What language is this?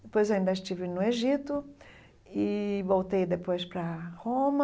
Portuguese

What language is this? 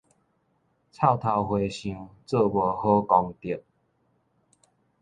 Min Nan Chinese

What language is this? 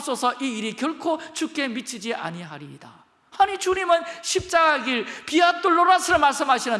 Korean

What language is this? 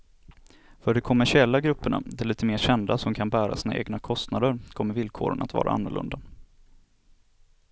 Swedish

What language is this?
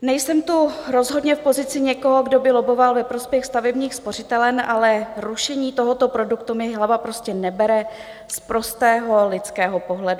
Czech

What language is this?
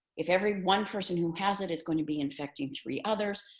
English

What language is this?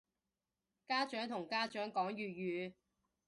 Cantonese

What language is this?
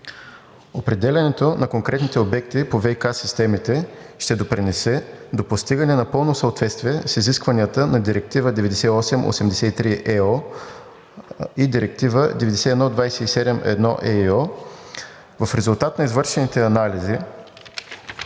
Bulgarian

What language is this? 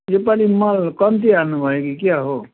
Nepali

